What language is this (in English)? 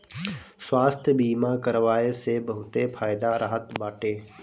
Bhojpuri